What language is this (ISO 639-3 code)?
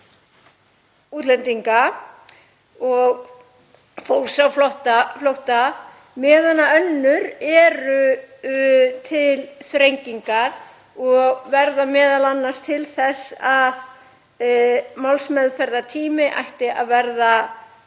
isl